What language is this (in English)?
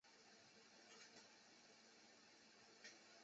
Chinese